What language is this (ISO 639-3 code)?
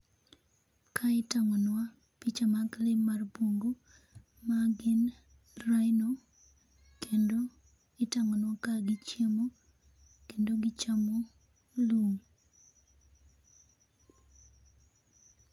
luo